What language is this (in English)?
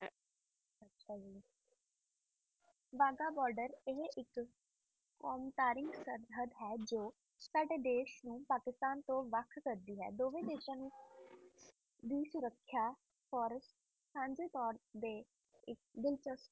Punjabi